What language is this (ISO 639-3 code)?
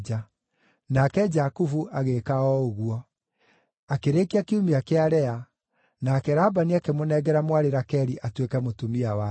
kik